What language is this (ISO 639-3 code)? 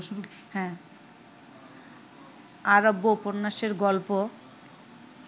ben